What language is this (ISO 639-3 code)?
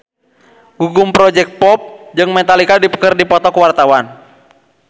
sun